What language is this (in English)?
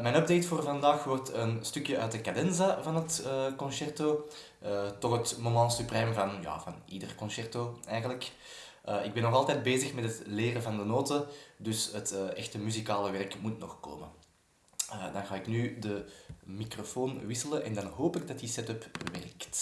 Dutch